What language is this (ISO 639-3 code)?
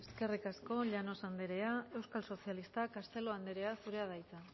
eus